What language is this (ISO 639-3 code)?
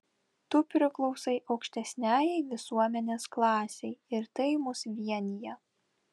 lit